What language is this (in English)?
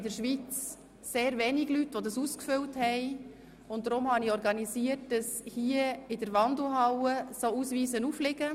Swiss German